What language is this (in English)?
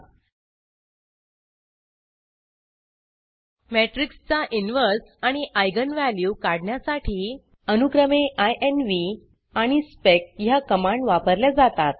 Marathi